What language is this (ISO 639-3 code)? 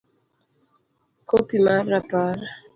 luo